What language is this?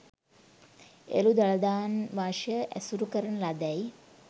Sinhala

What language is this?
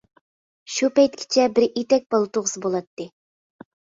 Uyghur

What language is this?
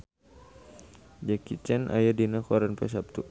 Sundanese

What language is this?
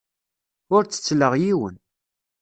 Kabyle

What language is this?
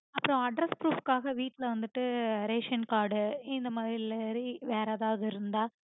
Tamil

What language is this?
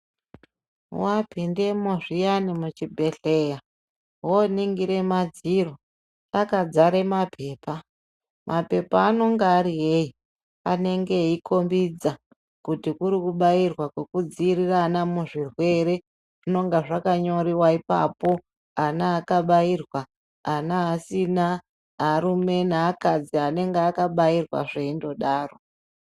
Ndau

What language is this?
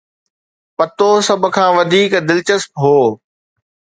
Sindhi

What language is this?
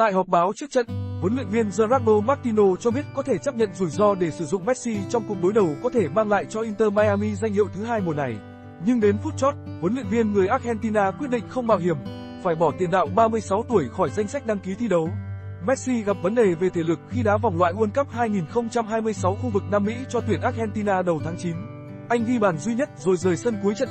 Vietnamese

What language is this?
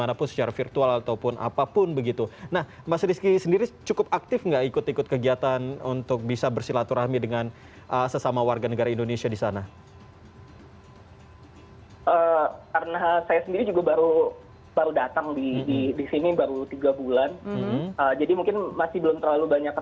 Indonesian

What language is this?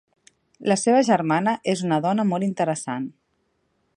Catalan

